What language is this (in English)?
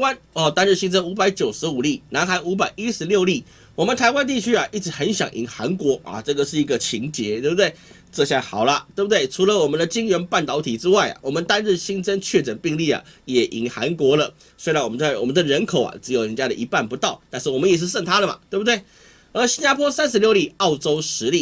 Chinese